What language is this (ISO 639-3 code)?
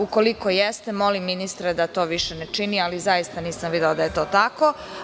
srp